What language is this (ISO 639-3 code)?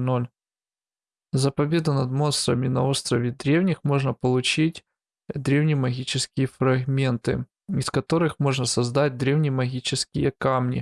rus